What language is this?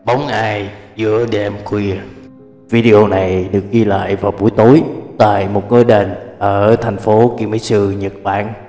Vietnamese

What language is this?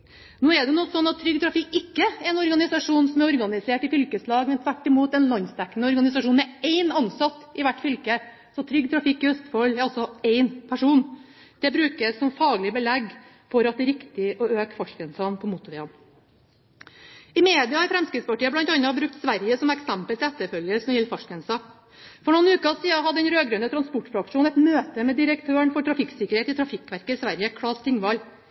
Norwegian Bokmål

